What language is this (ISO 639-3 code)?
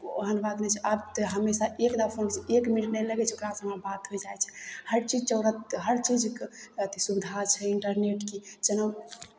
mai